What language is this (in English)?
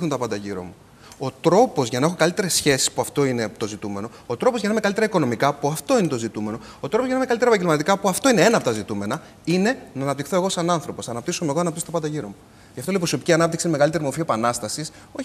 Greek